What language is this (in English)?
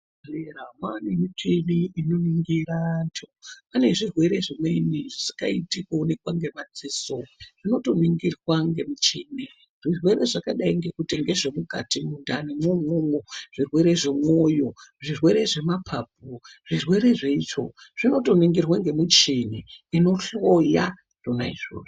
Ndau